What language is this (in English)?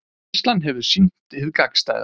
Icelandic